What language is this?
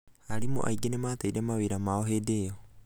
Kikuyu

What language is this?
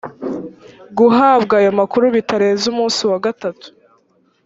Kinyarwanda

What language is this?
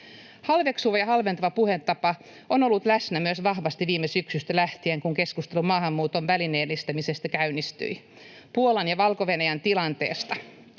Finnish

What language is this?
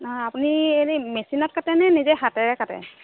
Assamese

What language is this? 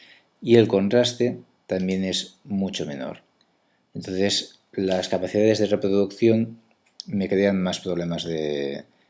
Spanish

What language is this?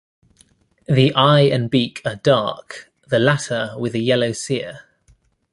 English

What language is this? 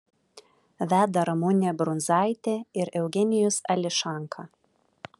Lithuanian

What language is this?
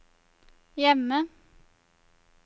Norwegian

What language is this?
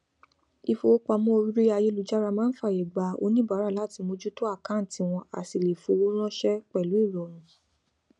Yoruba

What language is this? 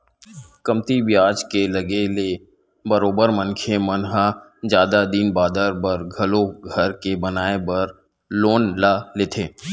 Chhattisgarhi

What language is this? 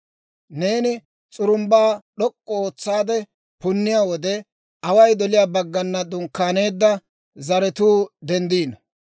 Dawro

